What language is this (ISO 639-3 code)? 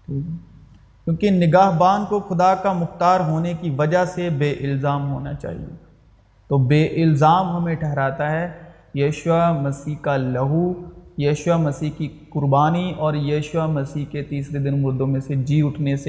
urd